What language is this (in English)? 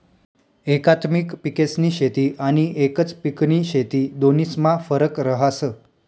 Marathi